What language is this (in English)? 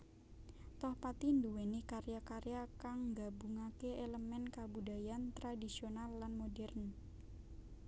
Javanese